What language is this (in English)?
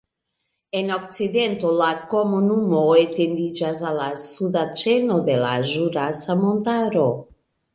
Esperanto